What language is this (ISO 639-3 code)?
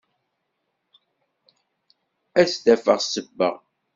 kab